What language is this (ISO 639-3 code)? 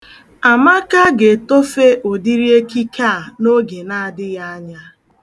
ibo